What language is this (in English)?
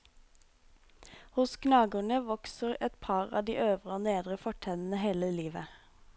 Norwegian